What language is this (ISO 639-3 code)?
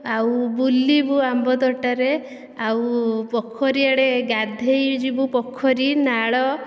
ori